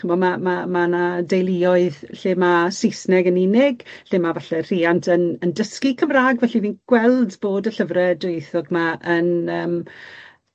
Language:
Welsh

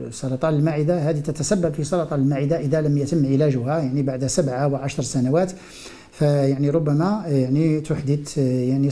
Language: Arabic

